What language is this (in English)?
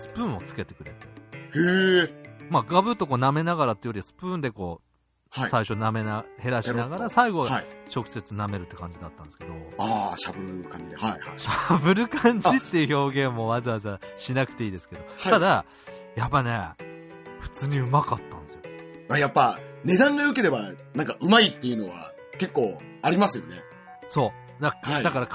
Japanese